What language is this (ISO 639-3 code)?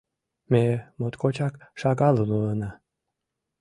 chm